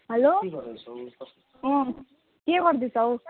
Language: Nepali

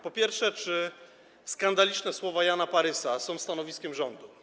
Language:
Polish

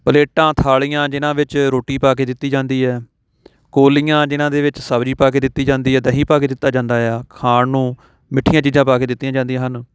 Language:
Punjabi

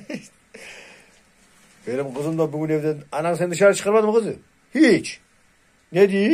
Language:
Turkish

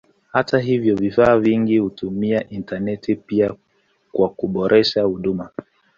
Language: Swahili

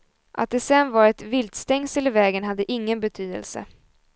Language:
Swedish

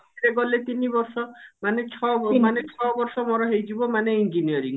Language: Odia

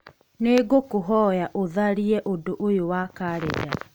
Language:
Kikuyu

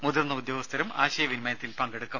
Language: Malayalam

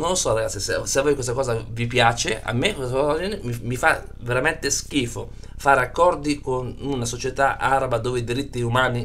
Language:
Italian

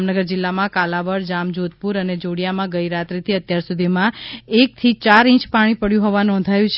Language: Gujarati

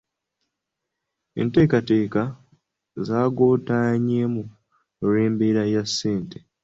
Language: Ganda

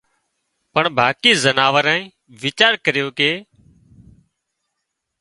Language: Wadiyara Koli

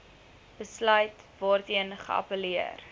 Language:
Afrikaans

